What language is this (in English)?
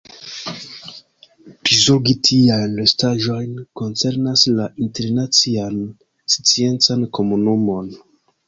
Esperanto